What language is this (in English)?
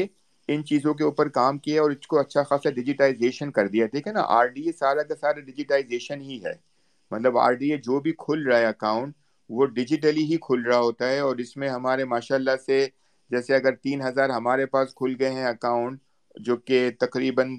Urdu